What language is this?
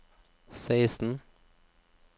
Norwegian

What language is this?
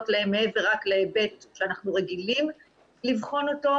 Hebrew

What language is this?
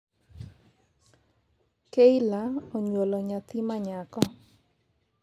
Luo (Kenya and Tanzania)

